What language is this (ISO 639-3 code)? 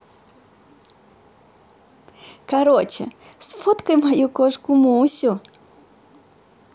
rus